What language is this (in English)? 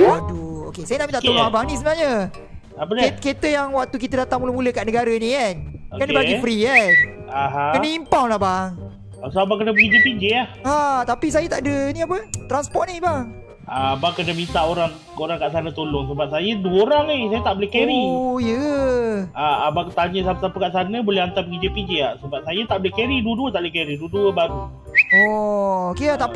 Malay